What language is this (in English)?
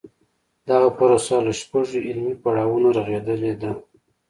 Pashto